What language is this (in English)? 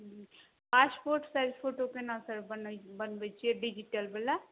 Maithili